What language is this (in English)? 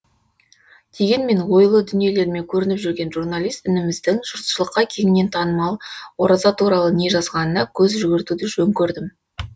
Kazakh